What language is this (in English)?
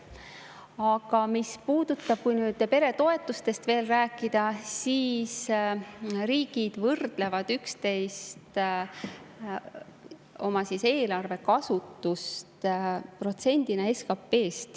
Estonian